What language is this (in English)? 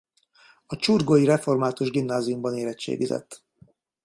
Hungarian